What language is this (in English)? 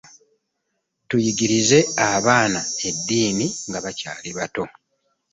Ganda